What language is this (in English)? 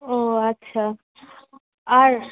Bangla